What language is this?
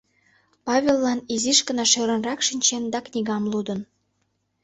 Mari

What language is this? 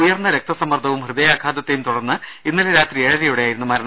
Malayalam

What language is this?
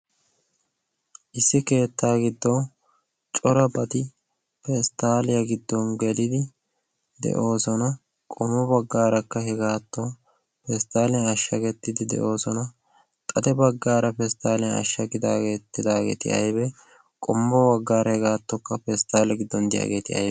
Wolaytta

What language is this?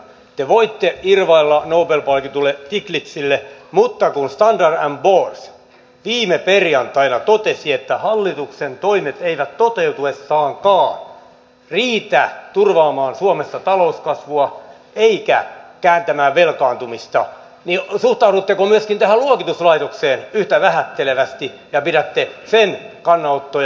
Finnish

